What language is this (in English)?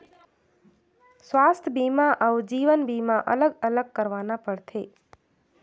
Chhattisgarhi